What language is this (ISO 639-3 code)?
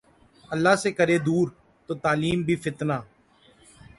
urd